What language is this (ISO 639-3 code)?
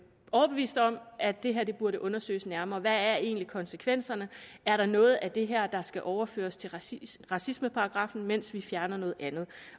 dan